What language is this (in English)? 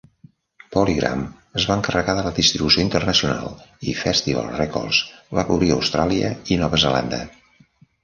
Catalan